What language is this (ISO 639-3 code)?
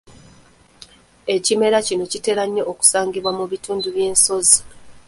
lug